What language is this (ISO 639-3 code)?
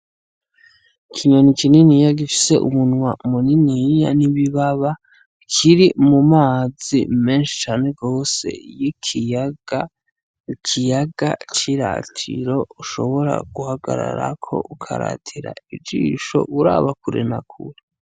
run